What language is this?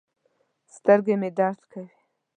Pashto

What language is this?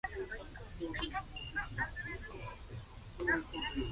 Japanese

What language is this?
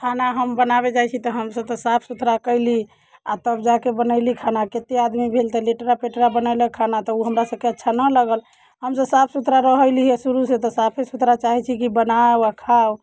Maithili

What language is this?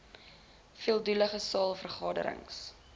Afrikaans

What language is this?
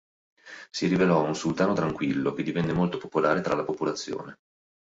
Italian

